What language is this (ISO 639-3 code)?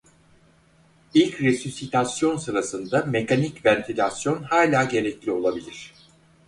tur